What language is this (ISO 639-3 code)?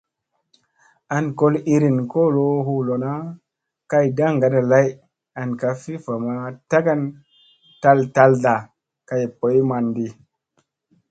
mse